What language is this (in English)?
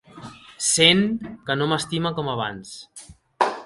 Catalan